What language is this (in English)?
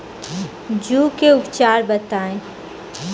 Bhojpuri